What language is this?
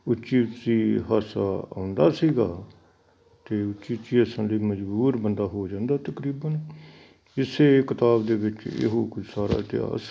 Punjabi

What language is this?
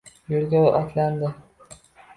Uzbek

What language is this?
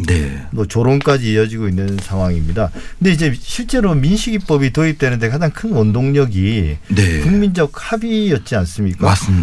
Korean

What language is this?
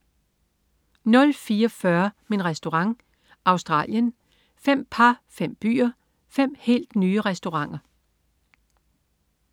Danish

